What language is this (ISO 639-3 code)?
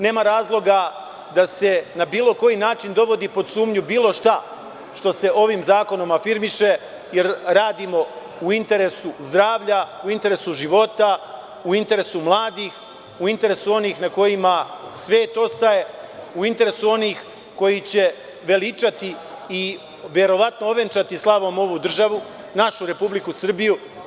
srp